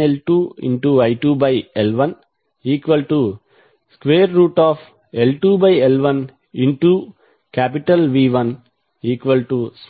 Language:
Telugu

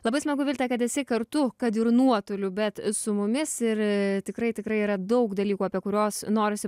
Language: Lithuanian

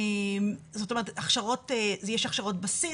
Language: Hebrew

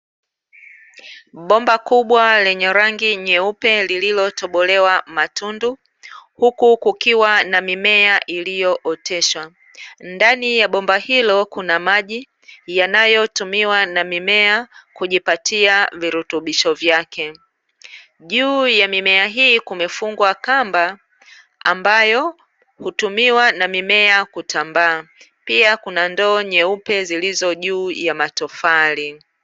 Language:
Swahili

